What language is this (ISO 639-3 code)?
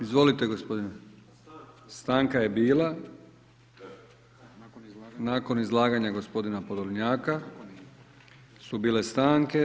hrv